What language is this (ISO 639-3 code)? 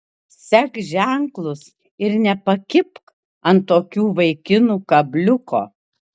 lit